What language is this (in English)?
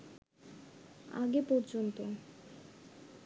Bangla